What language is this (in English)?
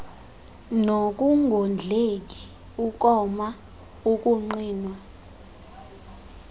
Xhosa